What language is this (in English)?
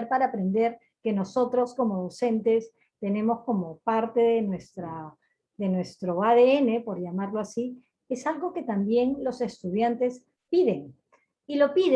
Spanish